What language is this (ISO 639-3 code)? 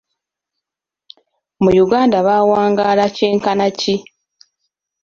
lug